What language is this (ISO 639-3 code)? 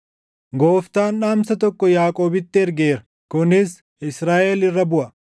orm